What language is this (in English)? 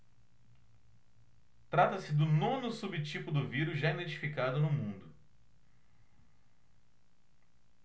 Portuguese